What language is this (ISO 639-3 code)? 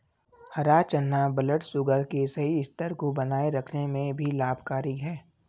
hin